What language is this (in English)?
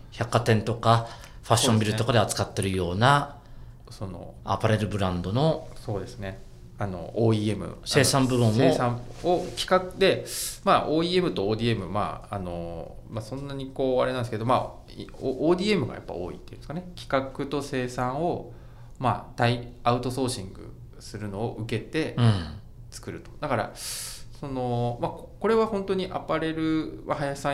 Japanese